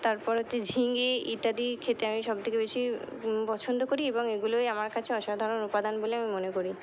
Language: Bangla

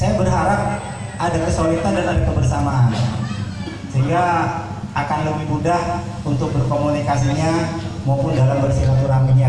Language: Indonesian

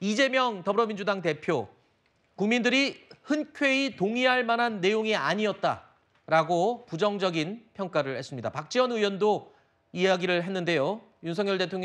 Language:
Korean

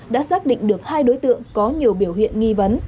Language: Vietnamese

